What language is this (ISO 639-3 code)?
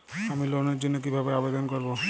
ben